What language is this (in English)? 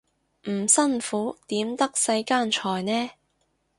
Cantonese